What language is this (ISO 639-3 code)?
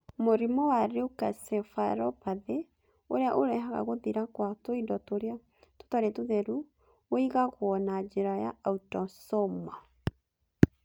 kik